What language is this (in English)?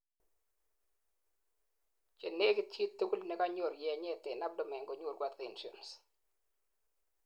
Kalenjin